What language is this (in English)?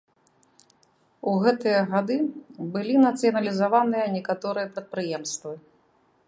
Belarusian